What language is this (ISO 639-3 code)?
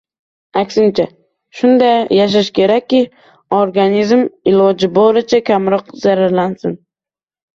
uzb